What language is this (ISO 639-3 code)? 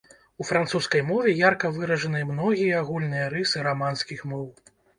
bel